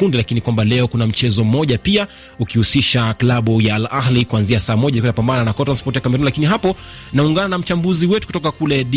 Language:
Swahili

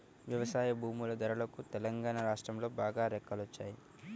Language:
Telugu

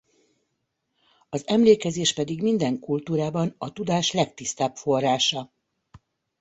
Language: Hungarian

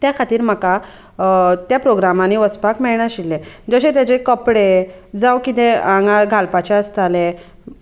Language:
Konkani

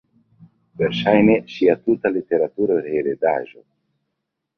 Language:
Esperanto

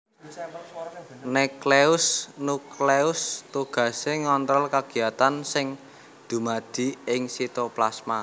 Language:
Javanese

